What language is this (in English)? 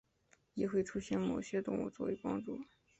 Chinese